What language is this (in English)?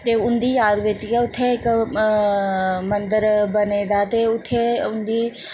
Dogri